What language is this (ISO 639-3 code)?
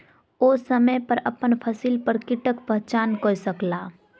mai